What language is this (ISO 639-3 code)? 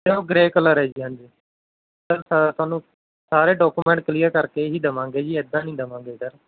pan